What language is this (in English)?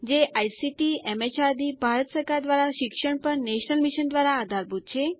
Gujarati